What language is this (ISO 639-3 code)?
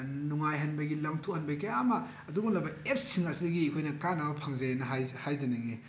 mni